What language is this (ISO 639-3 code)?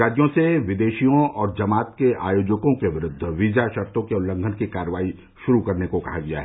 hin